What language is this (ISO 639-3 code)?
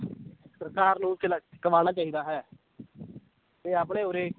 pan